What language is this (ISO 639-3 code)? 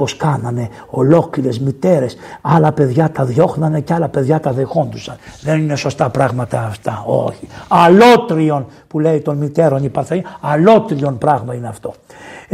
ell